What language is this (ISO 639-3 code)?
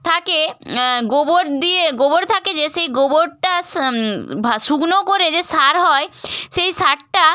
ben